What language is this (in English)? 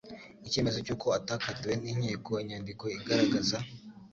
Kinyarwanda